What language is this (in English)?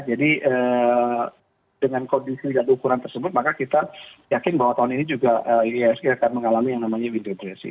Indonesian